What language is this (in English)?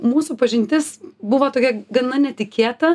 Lithuanian